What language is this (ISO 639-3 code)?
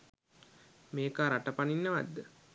sin